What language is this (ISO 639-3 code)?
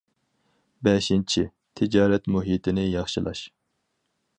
uig